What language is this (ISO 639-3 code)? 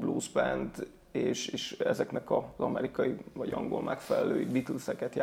hun